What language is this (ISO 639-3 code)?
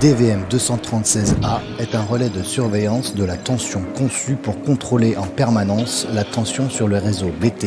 fra